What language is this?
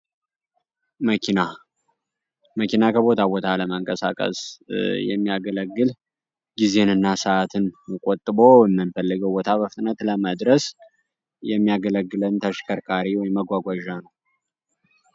Amharic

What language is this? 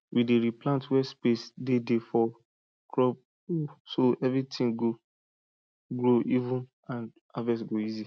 Nigerian Pidgin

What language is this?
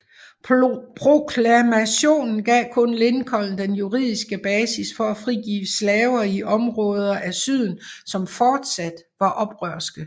Danish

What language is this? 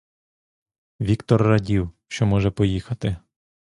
Ukrainian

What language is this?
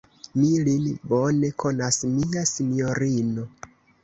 Esperanto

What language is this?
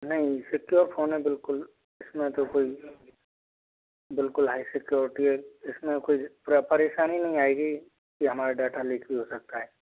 Hindi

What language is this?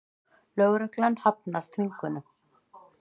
Icelandic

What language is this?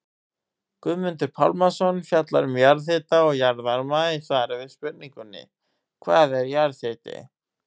Icelandic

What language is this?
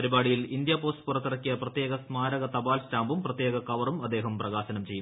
Malayalam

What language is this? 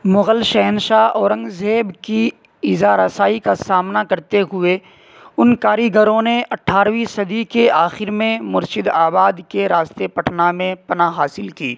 Urdu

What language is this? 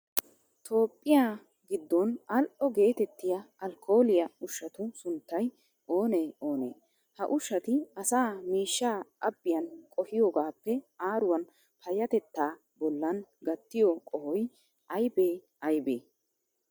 Wolaytta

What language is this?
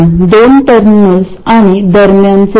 Marathi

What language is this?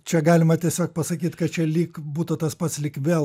Lithuanian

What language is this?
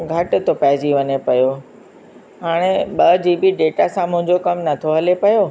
Sindhi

